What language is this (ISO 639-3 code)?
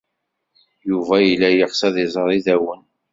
kab